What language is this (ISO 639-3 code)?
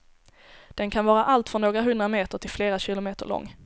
swe